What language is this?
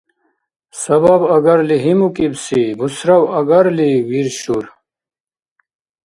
Dargwa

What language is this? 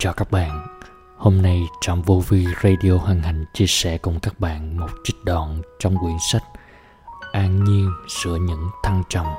Vietnamese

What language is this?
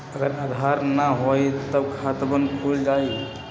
Magahi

